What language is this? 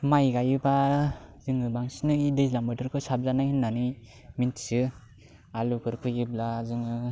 Bodo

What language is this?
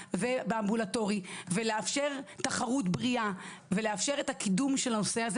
Hebrew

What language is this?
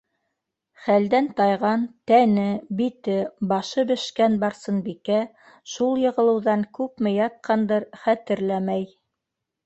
Bashkir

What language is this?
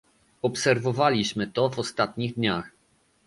Polish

